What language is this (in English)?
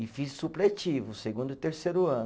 Portuguese